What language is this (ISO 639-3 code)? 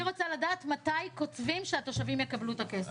heb